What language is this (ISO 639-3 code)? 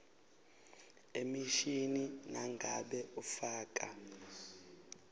ssw